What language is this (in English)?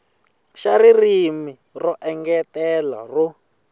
Tsonga